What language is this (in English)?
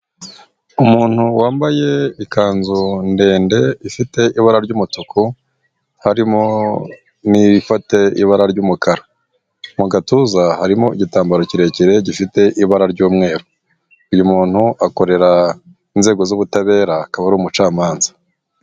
Kinyarwanda